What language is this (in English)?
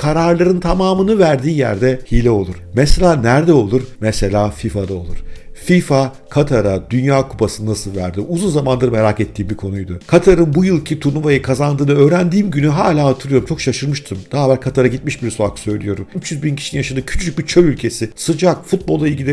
Turkish